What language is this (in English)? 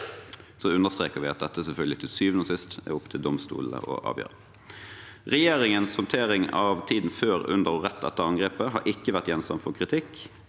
Norwegian